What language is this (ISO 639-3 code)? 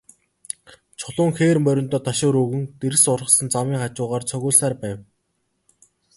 mon